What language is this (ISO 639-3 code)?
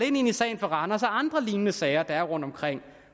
dan